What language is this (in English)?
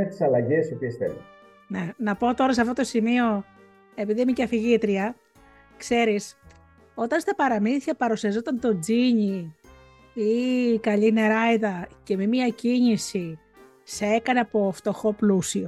Greek